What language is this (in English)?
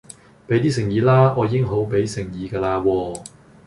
Cantonese